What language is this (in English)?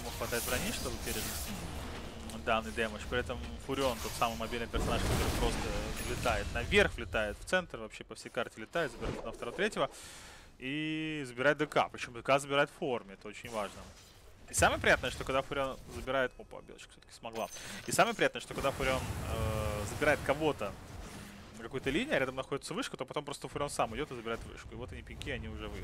Russian